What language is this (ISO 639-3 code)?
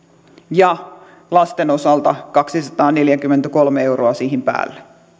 fin